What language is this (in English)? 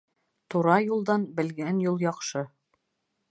Bashkir